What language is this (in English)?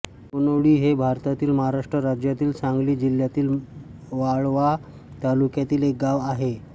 Marathi